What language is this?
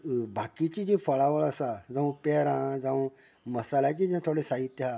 Konkani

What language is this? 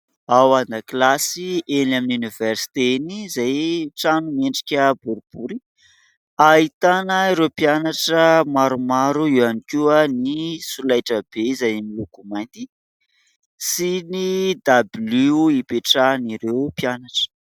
Malagasy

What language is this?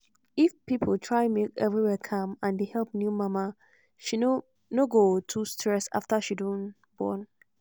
Nigerian Pidgin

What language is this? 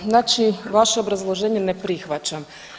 Croatian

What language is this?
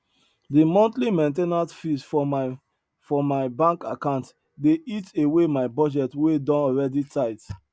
Nigerian Pidgin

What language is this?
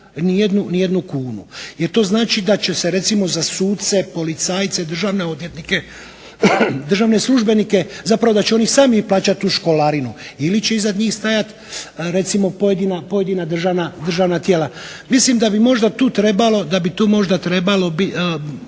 Croatian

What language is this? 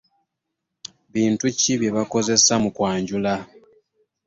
Ganda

